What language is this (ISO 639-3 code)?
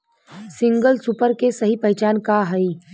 bho